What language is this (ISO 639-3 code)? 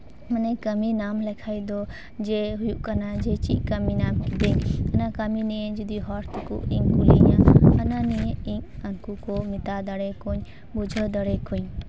sat